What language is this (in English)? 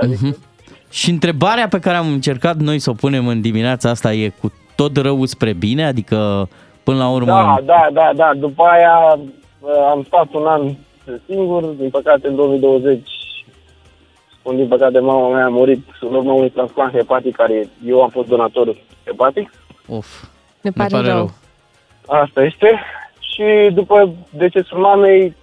Romanian